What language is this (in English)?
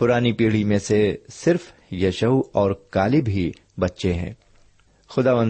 Urdu